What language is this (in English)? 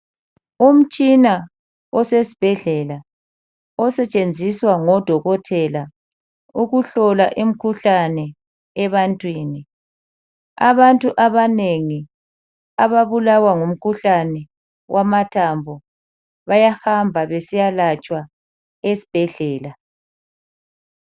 North Ndebele